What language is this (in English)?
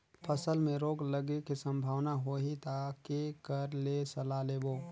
Chhattisgarhi